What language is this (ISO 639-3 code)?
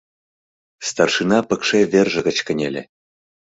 chm